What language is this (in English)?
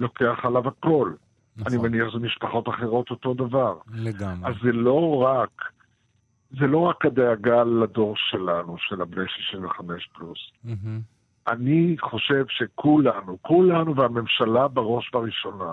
Hebrew